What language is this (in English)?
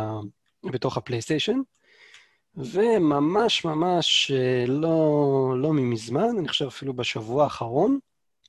Hebrew